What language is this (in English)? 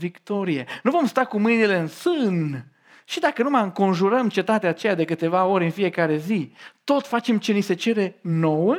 Romanian